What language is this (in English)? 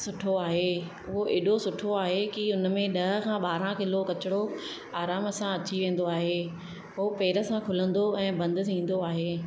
Sindhi